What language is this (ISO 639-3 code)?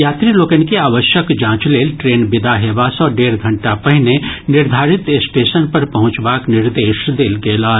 mai